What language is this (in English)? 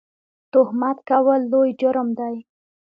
Pashto